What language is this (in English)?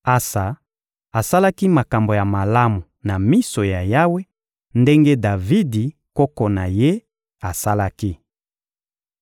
Lingala